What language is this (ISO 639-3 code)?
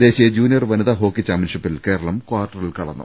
mal